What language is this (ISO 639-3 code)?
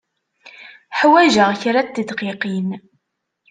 kab